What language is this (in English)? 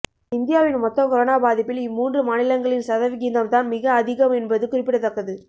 Tamil